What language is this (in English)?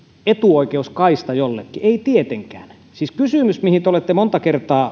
Finnish